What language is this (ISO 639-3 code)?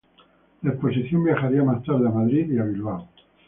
spa